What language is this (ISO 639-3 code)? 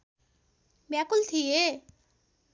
nep